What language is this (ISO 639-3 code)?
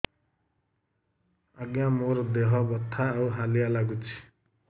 ori